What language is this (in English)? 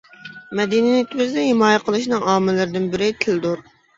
Uyghur